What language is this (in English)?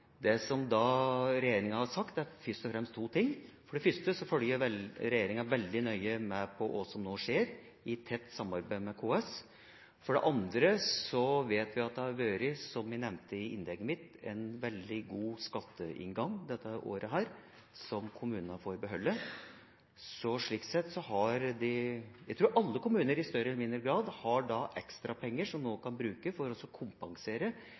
Norwegian Bokmål